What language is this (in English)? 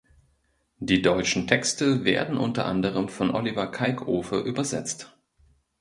German